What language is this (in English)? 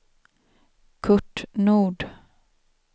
Swedish